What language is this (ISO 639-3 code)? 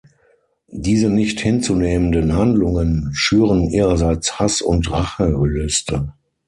deu